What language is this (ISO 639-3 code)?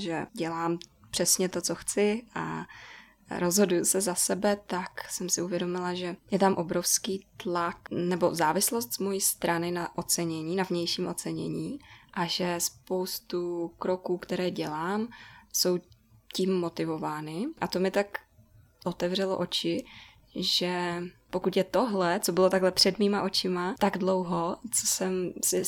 ces